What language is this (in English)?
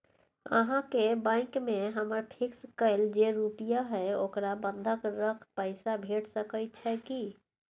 Maithili